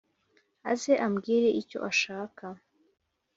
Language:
Kinyarwanda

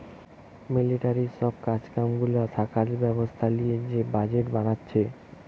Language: Bangla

